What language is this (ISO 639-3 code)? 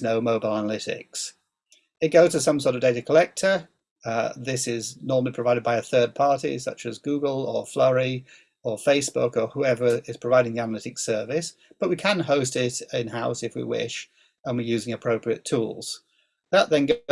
eng